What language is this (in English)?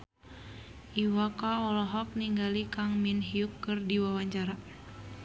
Sundanese